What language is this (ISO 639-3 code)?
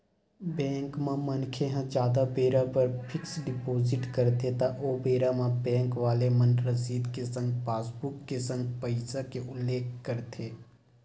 hne